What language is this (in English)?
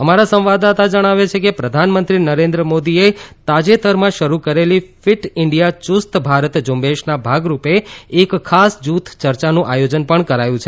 Gujarati